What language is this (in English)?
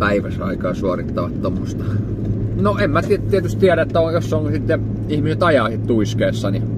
Finnish